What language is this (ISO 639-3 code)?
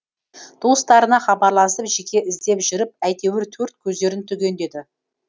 kaz